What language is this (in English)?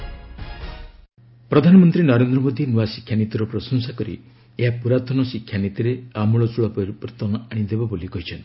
Odia